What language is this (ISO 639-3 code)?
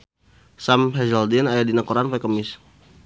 sun